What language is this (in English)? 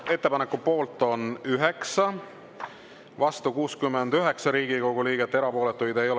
Estonian